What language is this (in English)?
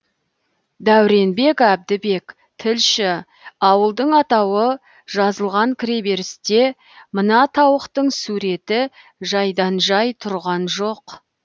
Kazakh